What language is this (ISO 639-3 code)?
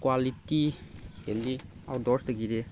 mni